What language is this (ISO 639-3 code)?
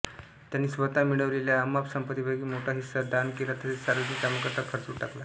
mar